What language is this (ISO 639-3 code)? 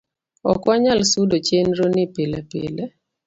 luo